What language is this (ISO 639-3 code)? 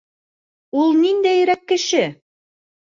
bak